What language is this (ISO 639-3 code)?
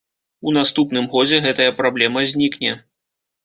bel